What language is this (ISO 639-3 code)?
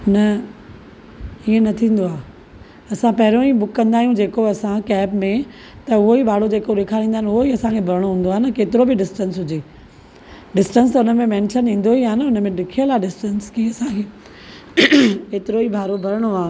snd